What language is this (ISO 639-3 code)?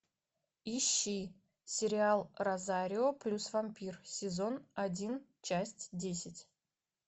rus